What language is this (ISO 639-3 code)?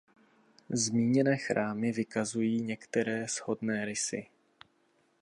ces